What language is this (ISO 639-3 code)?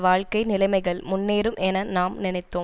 tam